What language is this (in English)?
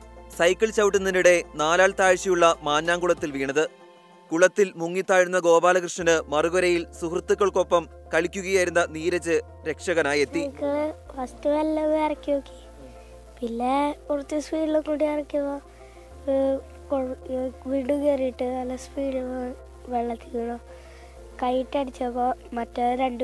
Italian